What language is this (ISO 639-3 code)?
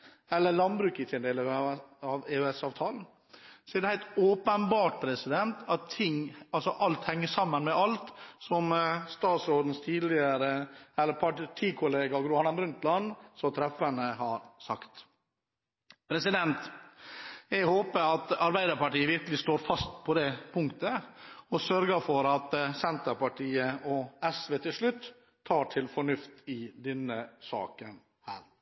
nob